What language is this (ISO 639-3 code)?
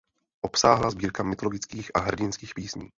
ces